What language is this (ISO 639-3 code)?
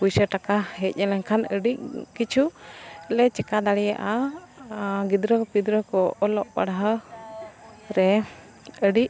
sat